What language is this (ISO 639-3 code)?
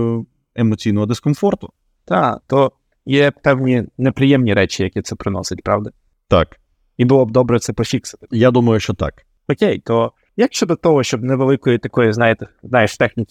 ukr